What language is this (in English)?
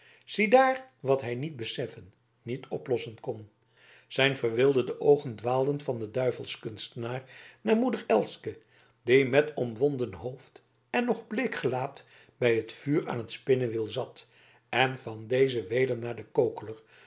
Dutch